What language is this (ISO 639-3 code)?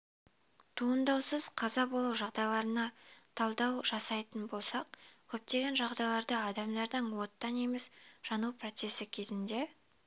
kaz